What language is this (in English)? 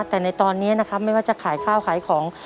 Thai